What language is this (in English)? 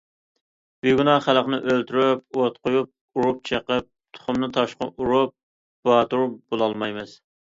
Uyghur